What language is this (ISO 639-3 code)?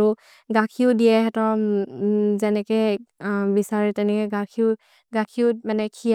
mrr